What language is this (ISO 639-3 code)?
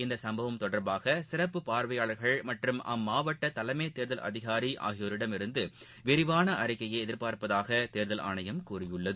tam